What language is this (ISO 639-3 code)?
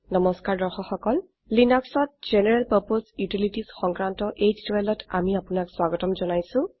asm